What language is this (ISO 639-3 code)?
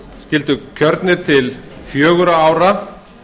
isl